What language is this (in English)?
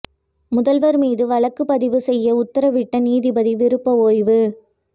Tamil